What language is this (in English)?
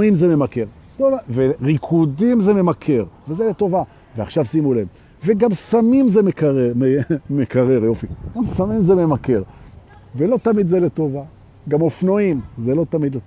Hebrew